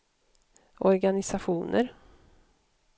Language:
Swedish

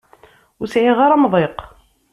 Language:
Kabyle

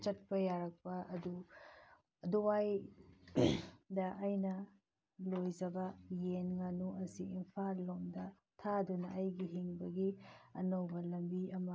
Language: Manipuri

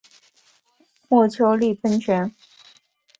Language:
Chinese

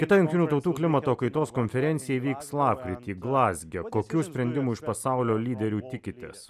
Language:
Lithuanian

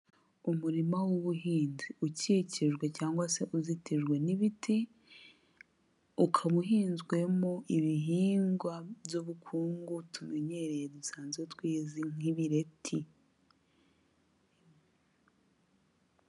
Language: Kinyarwanda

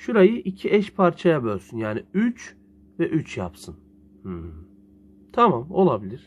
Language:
Turkish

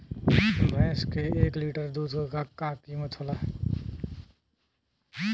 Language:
Bhojpuri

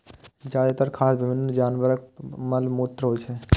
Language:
Maithili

